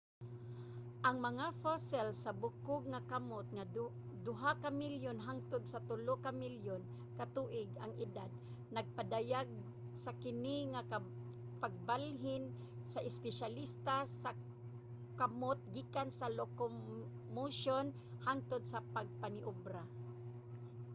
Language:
Cebuano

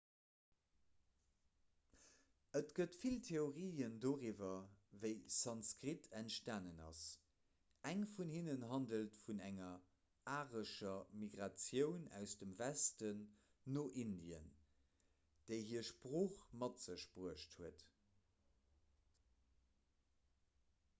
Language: Luxembourgish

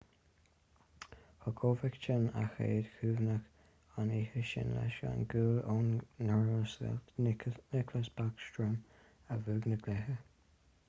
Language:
Irish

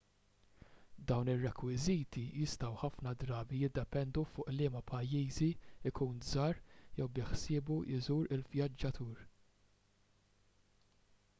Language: Maltese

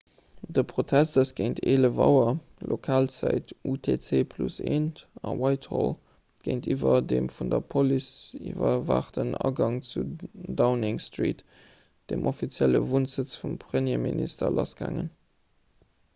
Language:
Luxembourgish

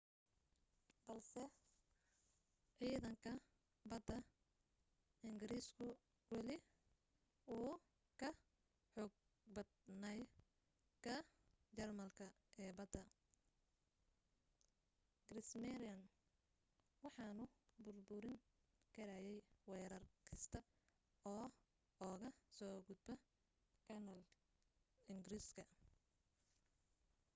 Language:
Somali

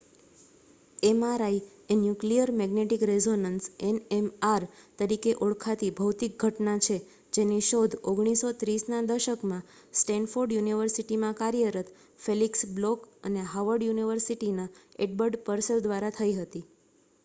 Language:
Gujarati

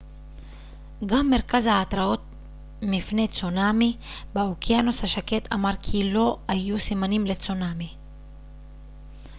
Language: Hebrew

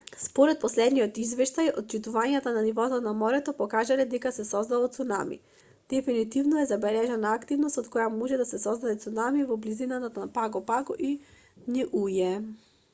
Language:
Macedonian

